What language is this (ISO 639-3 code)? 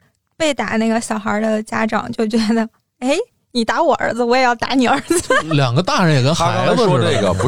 zho